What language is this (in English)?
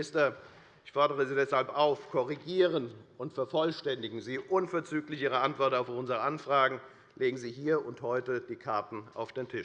German